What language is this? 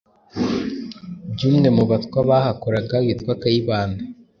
Kinyarwanda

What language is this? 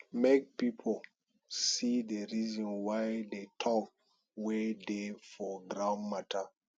Nigerian Pidgin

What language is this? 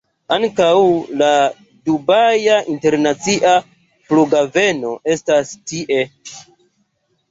Esperanto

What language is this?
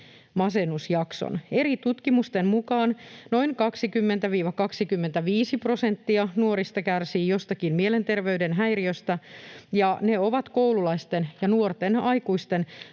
Finnish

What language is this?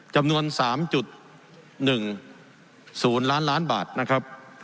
Thai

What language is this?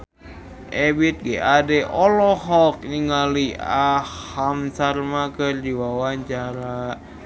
Sundanese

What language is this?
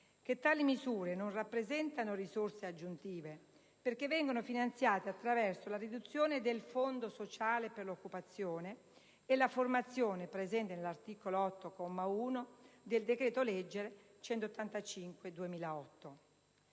Italian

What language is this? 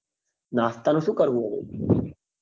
Gujarati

